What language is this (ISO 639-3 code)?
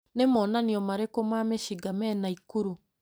kik